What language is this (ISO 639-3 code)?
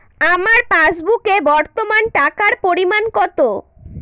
ben